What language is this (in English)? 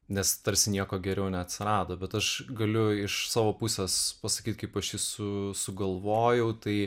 Lithuanian